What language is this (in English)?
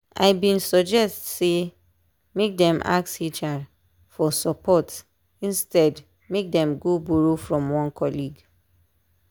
Nigerian Pidgin